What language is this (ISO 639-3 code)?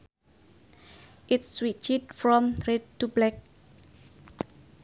sun